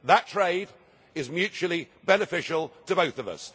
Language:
English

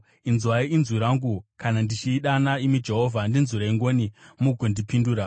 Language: Shona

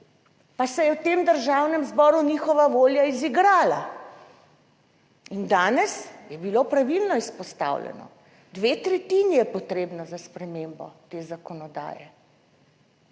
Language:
Slovenian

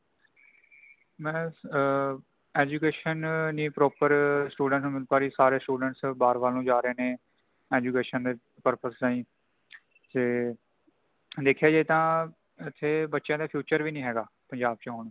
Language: Punjabi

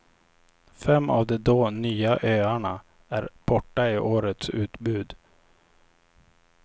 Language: Swedish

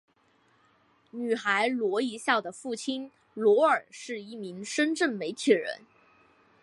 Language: Chinese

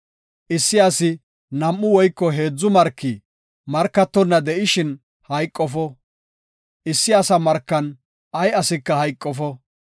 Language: Gofa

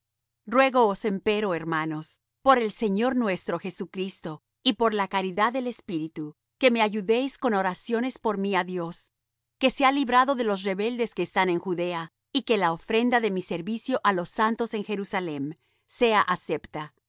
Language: Spanish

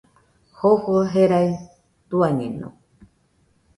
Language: Nüpode Huitoto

